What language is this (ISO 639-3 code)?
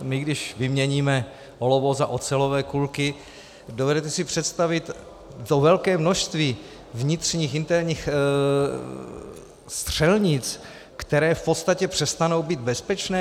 ces